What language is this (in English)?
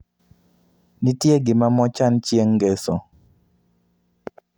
Luo (Kenya and Tanzania)